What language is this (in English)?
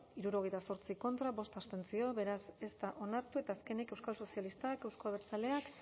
Basque